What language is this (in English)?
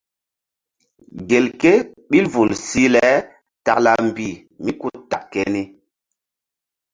Mbum